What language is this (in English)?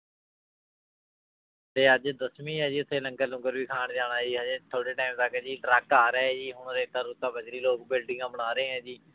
Punjabi